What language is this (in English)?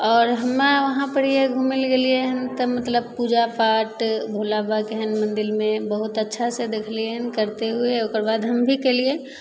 Maithili